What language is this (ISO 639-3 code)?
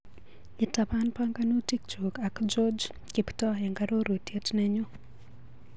kln